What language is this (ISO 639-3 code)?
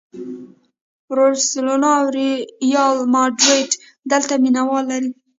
pus